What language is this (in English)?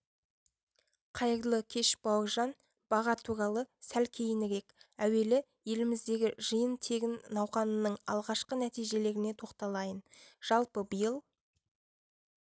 Kazakh